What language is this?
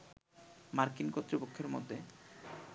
Bangla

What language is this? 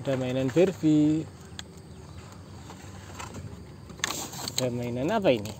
Indonesian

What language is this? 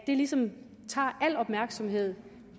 Danish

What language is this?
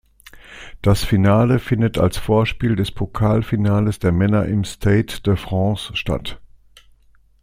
German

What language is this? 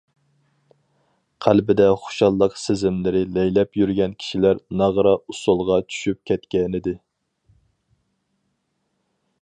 Uyghur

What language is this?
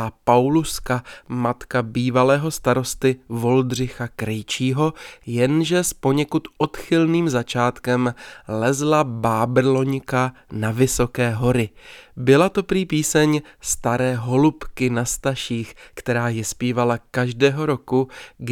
Czech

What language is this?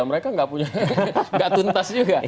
Indonesian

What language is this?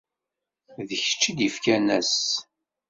Kabyle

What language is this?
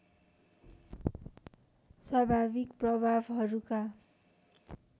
Nepali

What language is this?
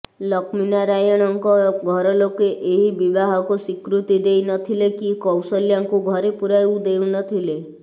Odia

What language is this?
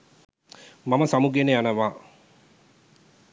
Sinhala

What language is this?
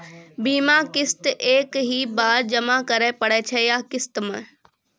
Maithili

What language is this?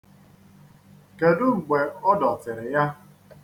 Igbo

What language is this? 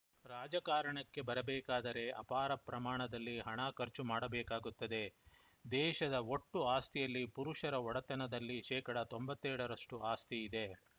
Kannada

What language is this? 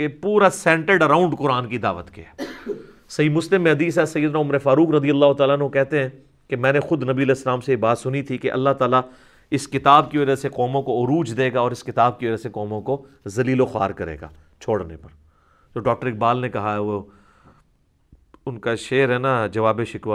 Urdu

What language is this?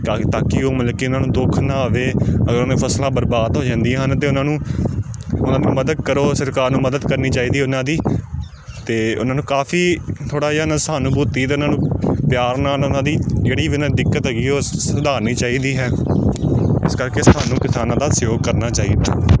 Punjabi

